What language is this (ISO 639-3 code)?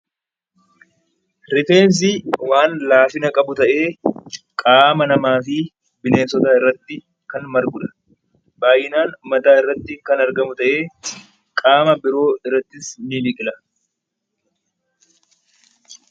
orm